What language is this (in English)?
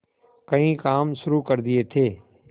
Hindi